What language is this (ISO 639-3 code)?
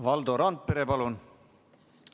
est